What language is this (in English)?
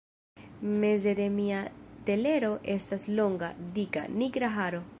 Esperanto